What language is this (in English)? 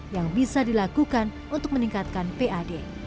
Indonesian